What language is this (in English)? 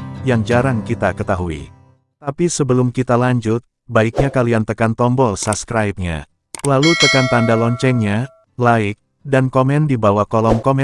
Indonesian